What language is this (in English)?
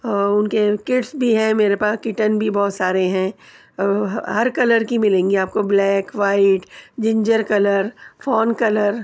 Urdu